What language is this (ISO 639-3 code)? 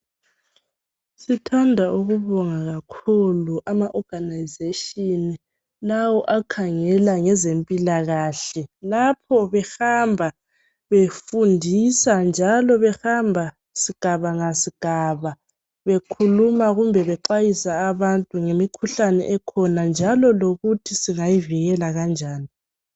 nde